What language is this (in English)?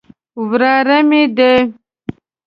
Pashto